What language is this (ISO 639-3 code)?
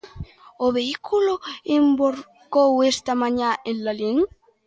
glg